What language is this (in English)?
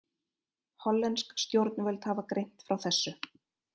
Icelandic